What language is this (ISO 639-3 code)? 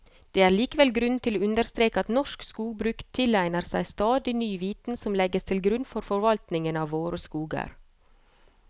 nor